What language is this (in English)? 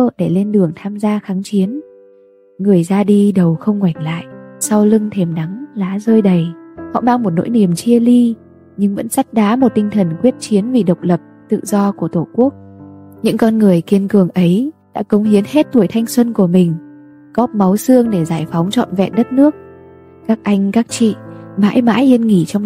Vietnamese